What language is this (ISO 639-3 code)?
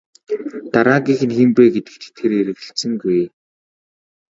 mon